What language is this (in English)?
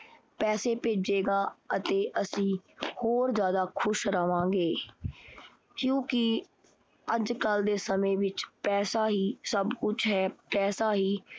Punjabi